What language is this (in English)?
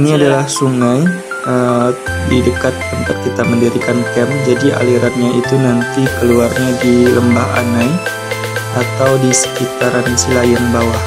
Indonesian